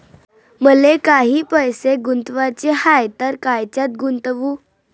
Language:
Marathi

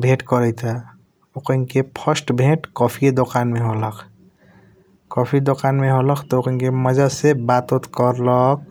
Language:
Kochila Tharu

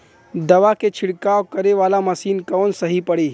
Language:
Bhojpuri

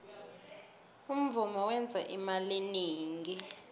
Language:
South Ndebele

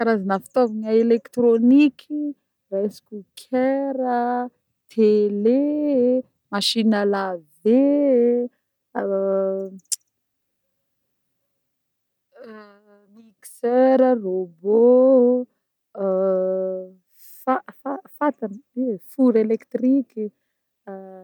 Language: Northern Betsimisaraka Malagasy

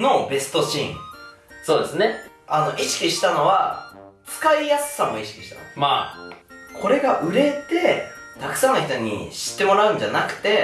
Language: Japanese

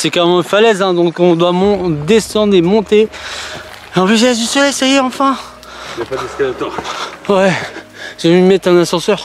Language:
French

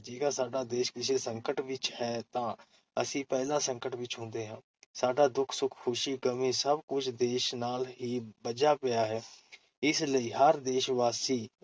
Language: Punjabi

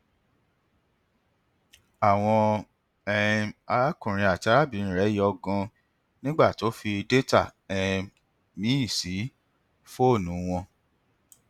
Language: Yoruba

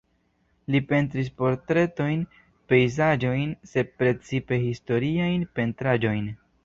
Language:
Esperanto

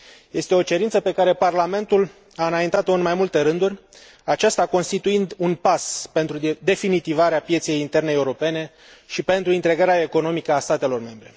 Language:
Romanian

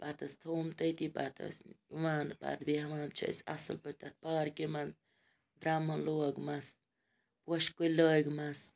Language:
Kashmiri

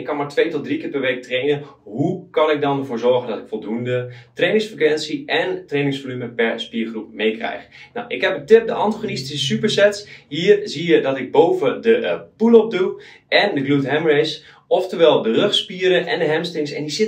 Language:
Dutch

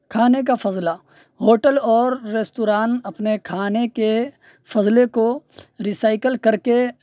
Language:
Urdu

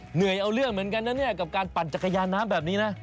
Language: Thai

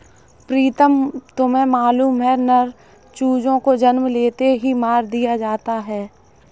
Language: Hindi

